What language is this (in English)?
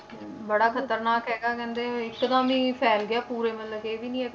Punjabi